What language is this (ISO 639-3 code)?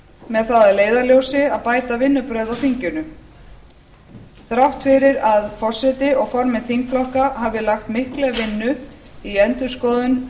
isl